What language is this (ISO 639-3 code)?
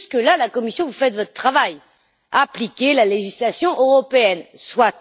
fra